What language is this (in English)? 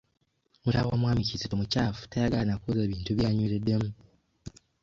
Ganda